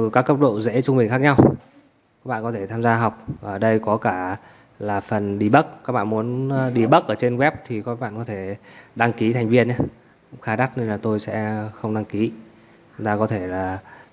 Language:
Vietnamese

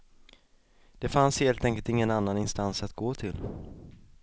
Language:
Swedish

